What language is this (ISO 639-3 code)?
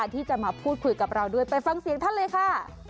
tha